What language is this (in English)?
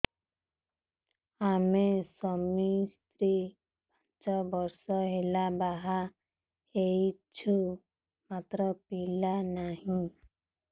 Odia